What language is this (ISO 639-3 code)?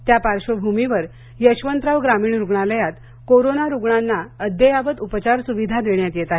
mar